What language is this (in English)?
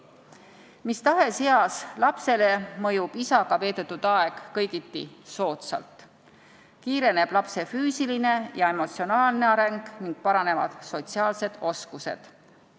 Estonian